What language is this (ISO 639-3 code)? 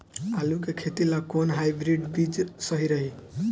bho